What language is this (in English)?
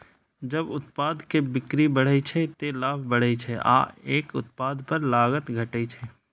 Maithili